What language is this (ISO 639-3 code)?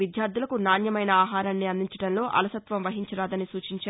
tel